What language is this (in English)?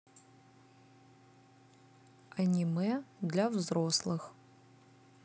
Russian